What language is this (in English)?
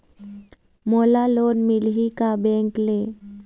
Chhattisgarhi